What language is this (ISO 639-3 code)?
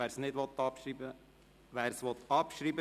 gsw